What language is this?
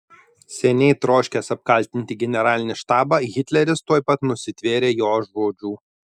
Lithuanian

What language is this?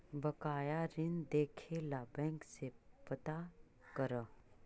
Magahi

